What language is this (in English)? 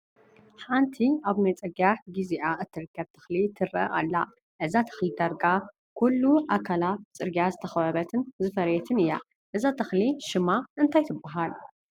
Tigrinya